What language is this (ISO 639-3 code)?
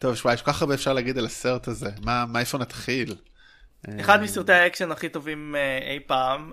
heb